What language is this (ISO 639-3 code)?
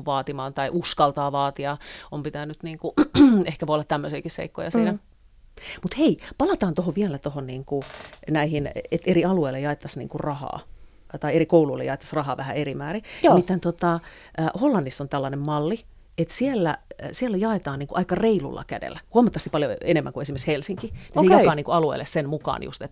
fin